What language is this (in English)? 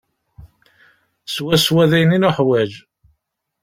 Kabyle